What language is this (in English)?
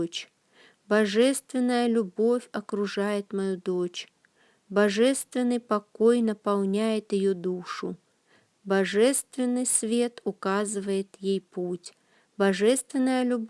Russian